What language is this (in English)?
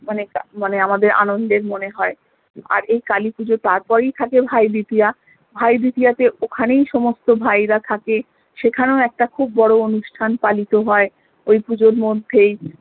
Bangla